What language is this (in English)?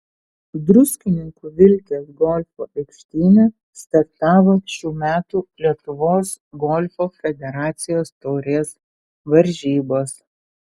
Lithuanian